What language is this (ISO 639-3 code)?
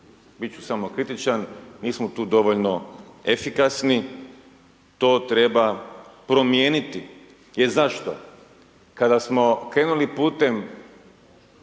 hrv